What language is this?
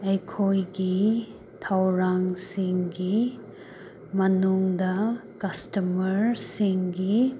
Manipuri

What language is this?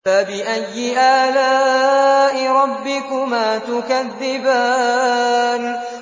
Arabic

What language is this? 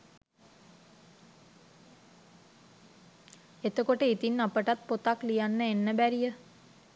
Sinhala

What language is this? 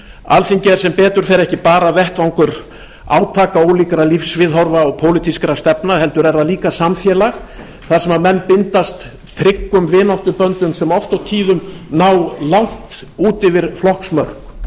Icelandic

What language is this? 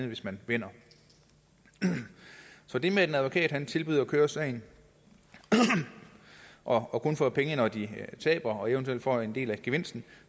Danish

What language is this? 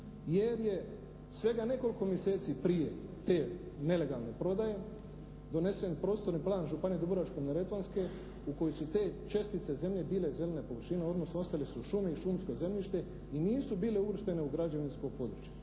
Croatian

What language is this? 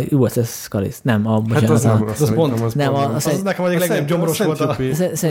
Hungarian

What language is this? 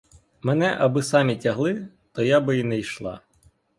Ukrainian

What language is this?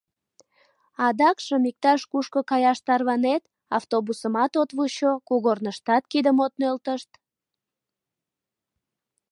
Mari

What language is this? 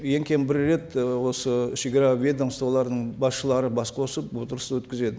Kazakh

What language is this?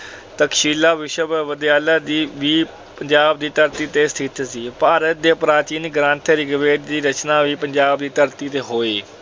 Punjabi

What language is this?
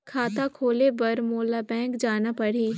Chhattisgarhi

